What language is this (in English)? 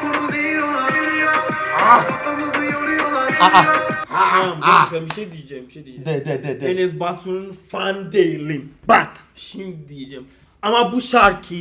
Turkish